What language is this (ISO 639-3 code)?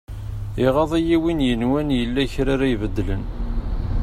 kab